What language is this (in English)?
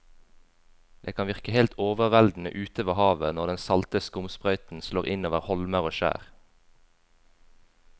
Norwegian